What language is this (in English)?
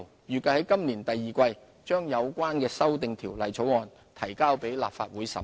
Cantonese